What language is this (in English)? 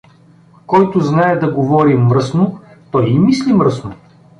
Bulgarian